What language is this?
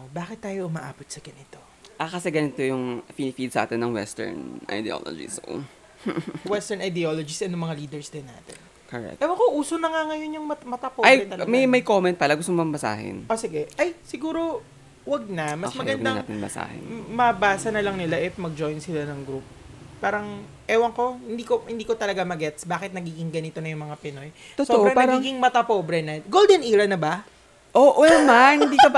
Filipino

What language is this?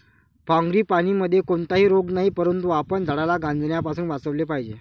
Marathi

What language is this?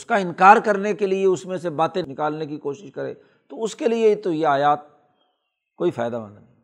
Urdu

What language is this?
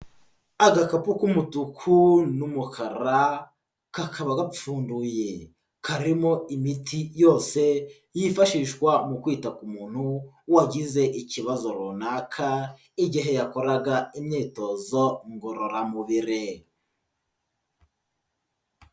Kinyarwanda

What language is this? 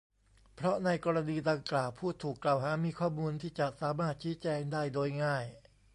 Thai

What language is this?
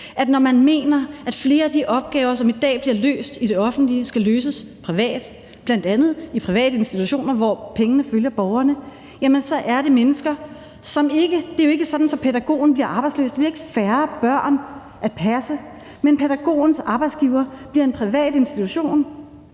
Danish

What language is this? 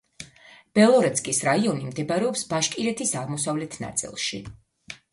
Georgian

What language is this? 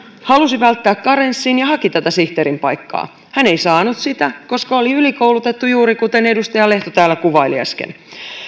Finnish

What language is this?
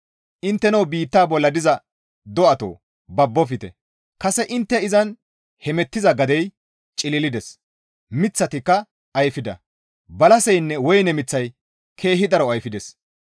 Gamo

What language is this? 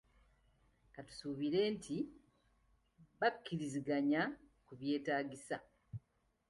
Ganda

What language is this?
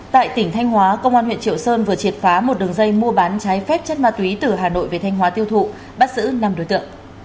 Vietnamese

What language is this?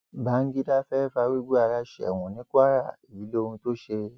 Yoruba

